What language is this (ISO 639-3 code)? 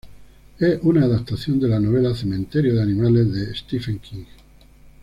spa